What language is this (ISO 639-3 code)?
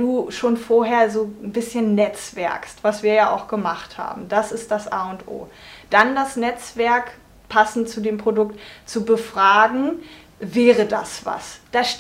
deu